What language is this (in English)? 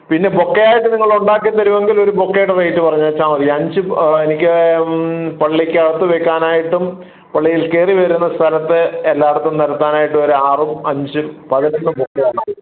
Malayalam